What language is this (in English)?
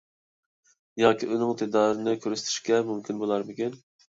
Uyghur